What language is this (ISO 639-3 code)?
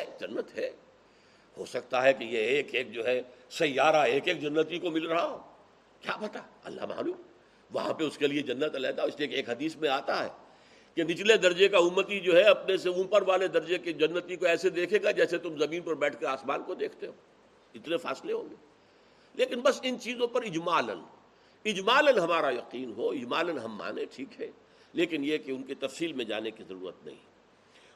urd